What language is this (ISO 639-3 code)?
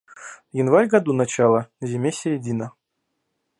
rus